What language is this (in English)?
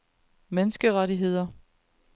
Danish